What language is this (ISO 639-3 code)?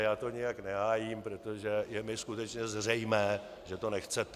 ces